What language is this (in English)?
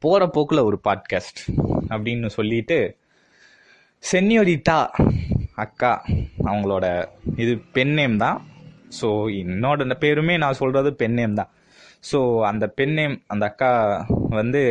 Tamil